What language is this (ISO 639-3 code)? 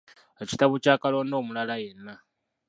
lug